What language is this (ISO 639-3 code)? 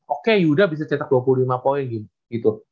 ind